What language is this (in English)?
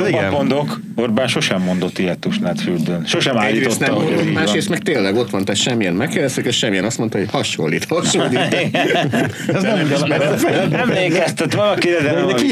Hungarian